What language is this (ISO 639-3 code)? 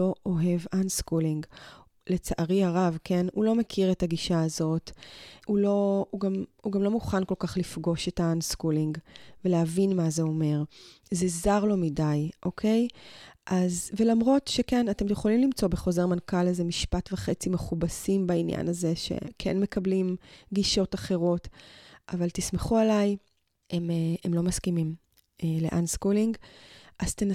heb